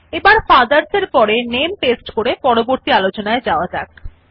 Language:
Bangla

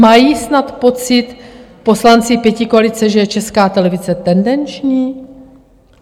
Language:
Czech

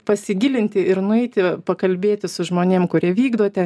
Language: Lithuanian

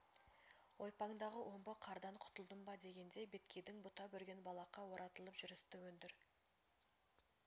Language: Kazakh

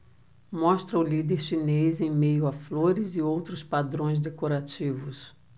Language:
Portuguese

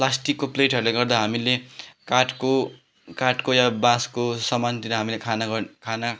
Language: Nepali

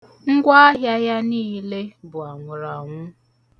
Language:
Igbo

